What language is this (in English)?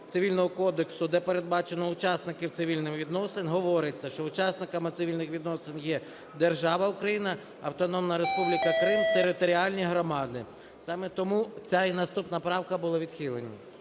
Ukrainian